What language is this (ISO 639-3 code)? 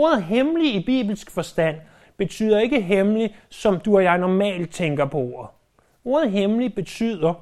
dan